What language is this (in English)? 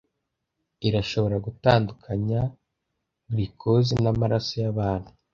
Kinyarwanda